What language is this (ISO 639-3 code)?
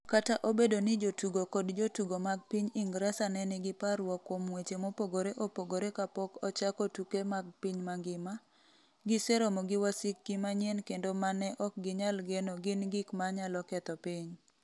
luo